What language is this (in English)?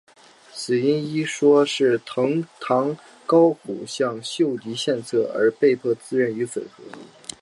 Chinese